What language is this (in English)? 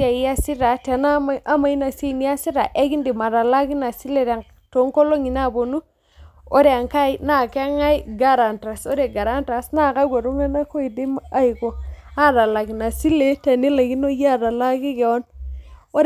Masai